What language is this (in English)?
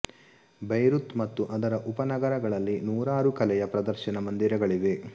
Kannada